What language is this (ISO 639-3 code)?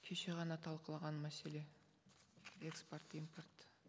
kaz